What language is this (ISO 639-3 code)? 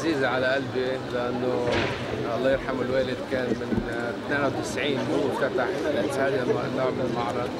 ara